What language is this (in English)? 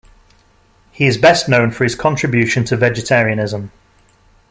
English